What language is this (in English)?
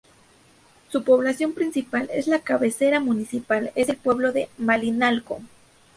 Spanish